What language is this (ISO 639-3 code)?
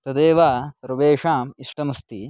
san